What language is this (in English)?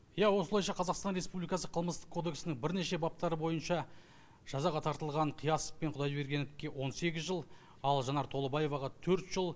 Kazakh